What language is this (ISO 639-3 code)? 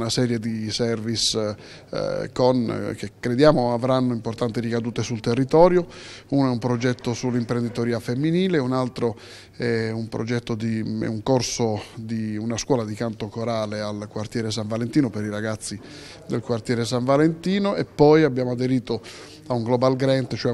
ita